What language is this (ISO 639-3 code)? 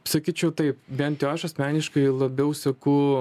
lit